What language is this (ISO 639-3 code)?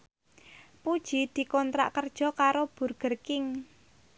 jav